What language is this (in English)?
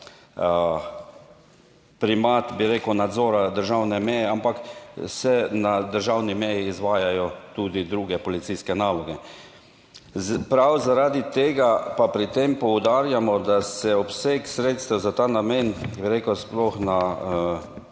Slovenian